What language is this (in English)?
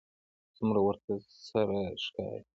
Pashto